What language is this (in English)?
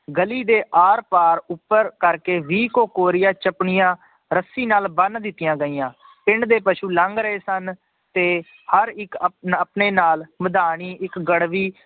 Punjabi